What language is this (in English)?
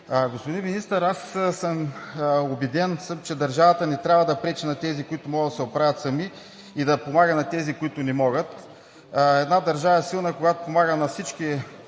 Bulgarian